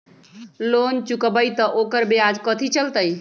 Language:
Magahi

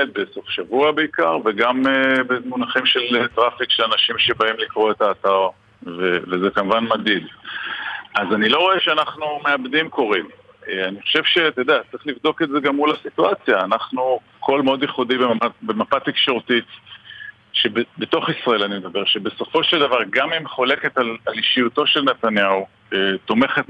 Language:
Hebrew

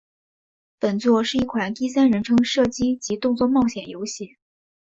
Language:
Chinese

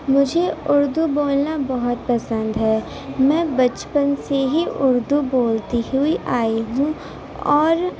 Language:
Urdu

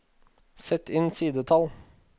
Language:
Norwegian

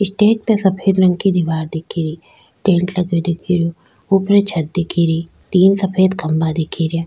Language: Rajasthani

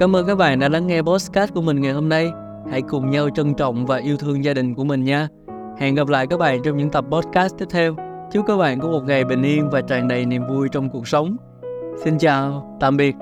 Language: Vietnamese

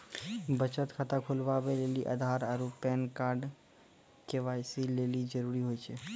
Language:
Maithili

